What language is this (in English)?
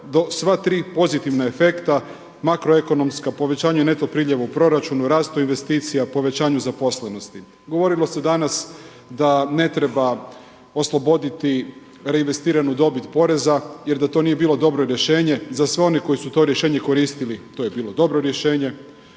Croatian